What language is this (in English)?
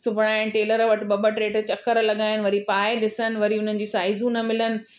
Sindhi